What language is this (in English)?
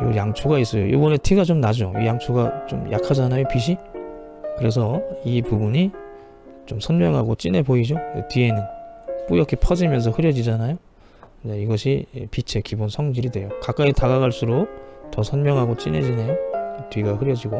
Korean